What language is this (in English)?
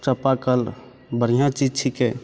Maithili